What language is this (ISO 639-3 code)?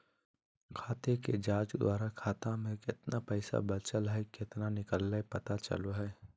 mag